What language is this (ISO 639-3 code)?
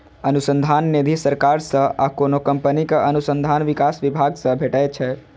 mai